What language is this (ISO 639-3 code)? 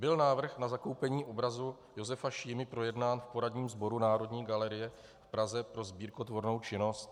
ces